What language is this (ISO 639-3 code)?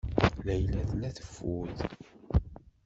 kab